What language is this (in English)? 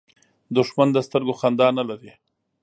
Pashto